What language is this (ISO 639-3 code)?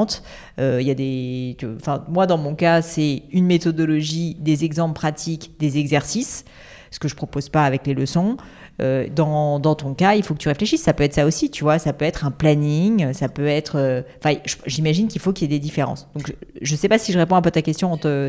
fra